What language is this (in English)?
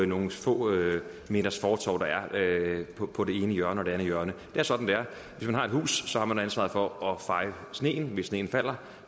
Danish